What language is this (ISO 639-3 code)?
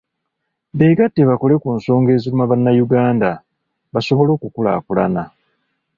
lug